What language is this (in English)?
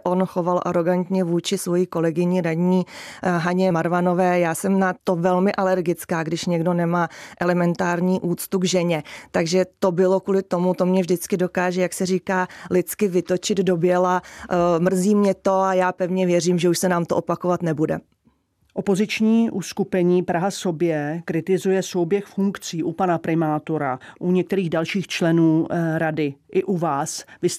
Czech